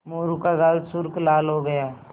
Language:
Hindi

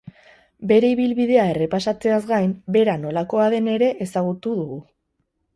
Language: Basque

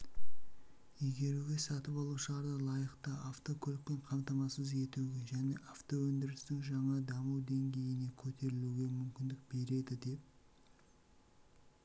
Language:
Kazakh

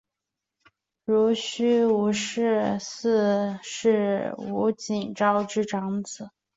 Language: Chinese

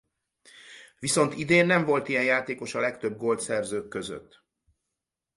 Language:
Hungarian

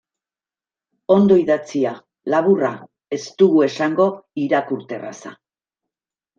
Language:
Basque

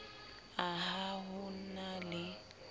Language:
Southern Sotho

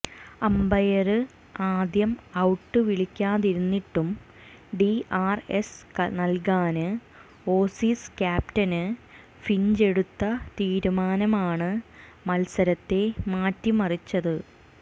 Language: Malayalam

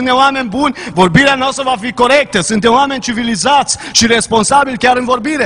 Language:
Romanian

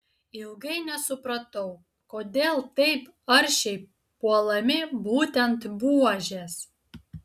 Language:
Lithuanian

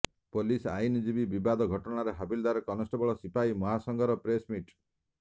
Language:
Odia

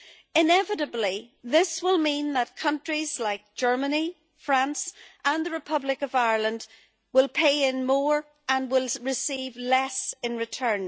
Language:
English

